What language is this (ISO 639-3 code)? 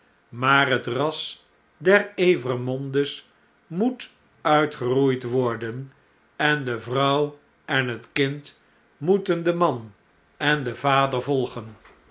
nld